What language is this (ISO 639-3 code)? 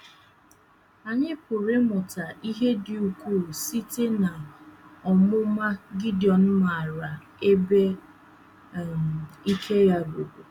ibo